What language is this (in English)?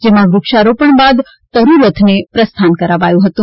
Gujarati